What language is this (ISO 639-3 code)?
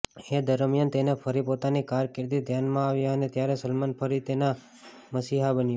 guj